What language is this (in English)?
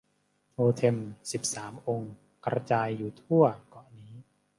Thai